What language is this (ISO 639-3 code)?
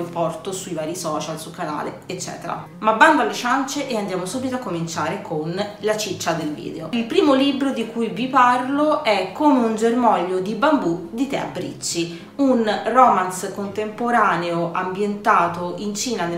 ita